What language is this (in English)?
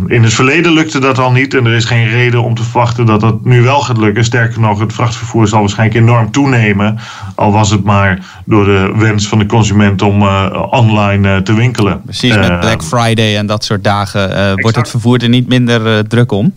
Dutch